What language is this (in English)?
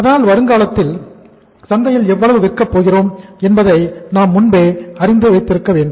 Tamil